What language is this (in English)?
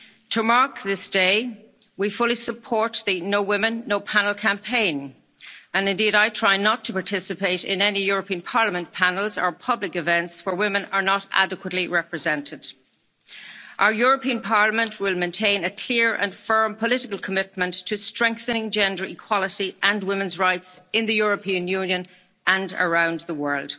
English